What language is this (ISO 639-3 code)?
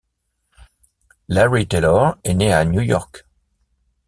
fra